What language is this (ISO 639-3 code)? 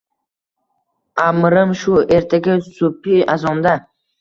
uzb